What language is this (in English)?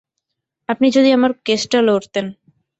Bangla